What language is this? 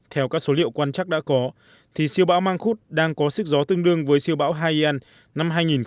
Vietnamese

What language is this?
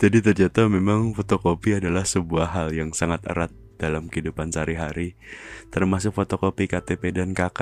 Indonesian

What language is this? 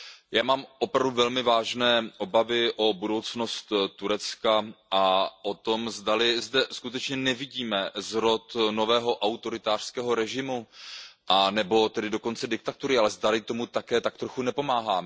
Czech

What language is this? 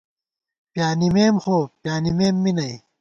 Gawar-Bati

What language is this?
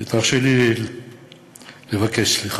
Hebrew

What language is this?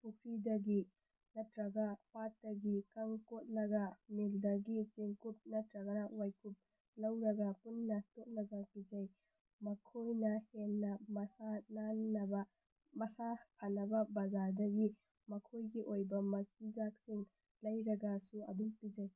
Manipuri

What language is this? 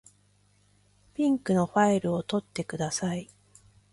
Japanese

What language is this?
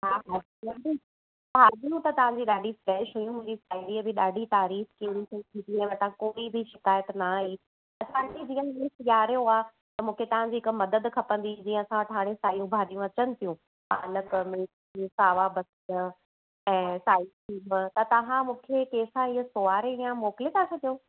Sindhi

